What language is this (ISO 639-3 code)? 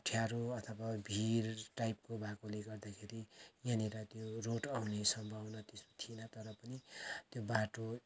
nep